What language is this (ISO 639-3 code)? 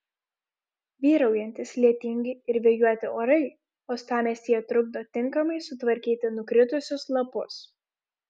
lit